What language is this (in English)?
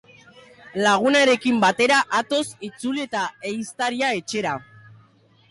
Basque